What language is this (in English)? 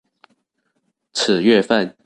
Chinese